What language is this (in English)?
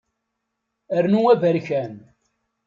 Kabyle